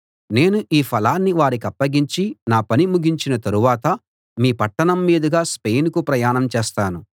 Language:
Telugu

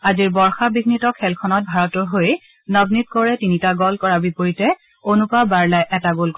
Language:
Assamese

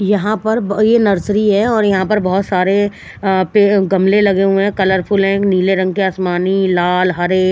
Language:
Hindi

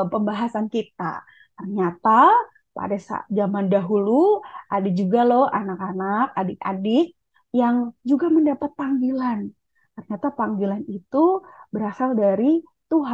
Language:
Indonesian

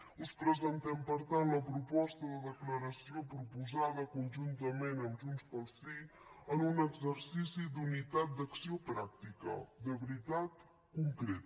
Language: Catalan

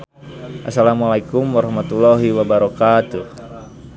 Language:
Sundanese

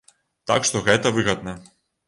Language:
Belarusian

